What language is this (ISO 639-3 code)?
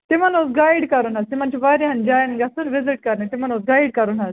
kas